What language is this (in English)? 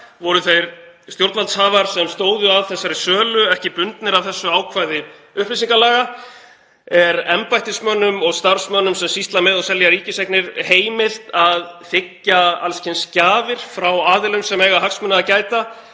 Icelandic